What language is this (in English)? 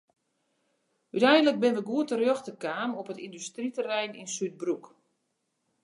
Western Frisian